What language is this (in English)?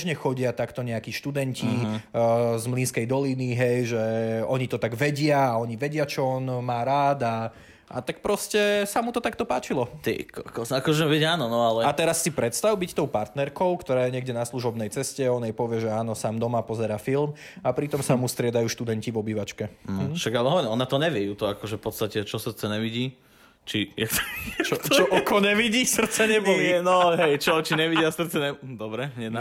Slovak